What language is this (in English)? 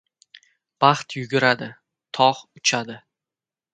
Uzbek